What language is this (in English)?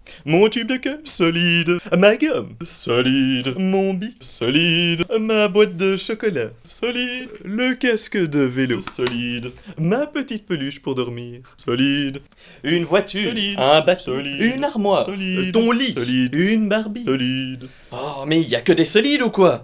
French